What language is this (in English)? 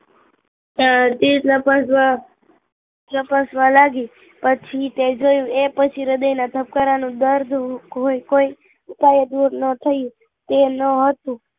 Gujarati